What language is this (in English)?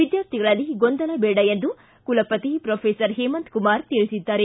Kannada